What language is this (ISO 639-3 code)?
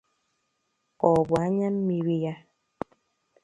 ibo